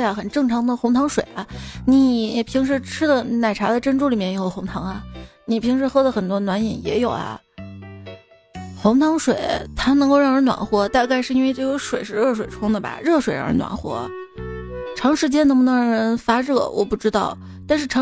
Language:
Chinese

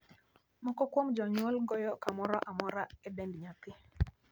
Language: Luo (Kenya and Tanzania)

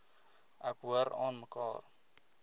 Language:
Afrikaans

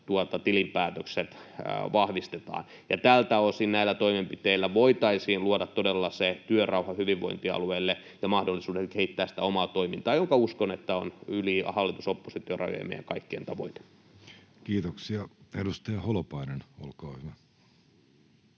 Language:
Finnish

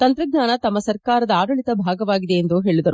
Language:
Kannada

